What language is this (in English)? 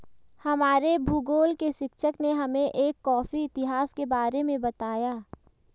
Hindi